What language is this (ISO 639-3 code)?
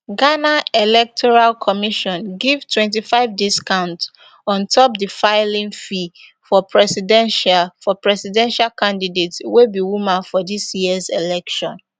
pcm